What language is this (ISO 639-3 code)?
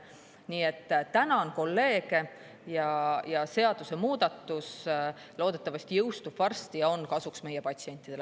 est